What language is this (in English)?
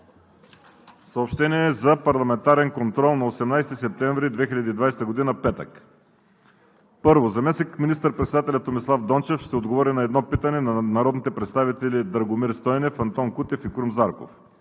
Bulgarian